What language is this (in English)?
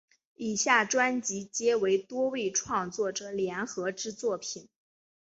Chinese